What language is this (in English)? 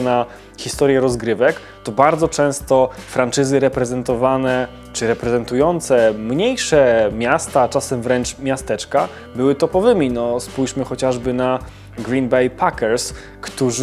Polish